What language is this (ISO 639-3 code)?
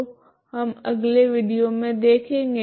hin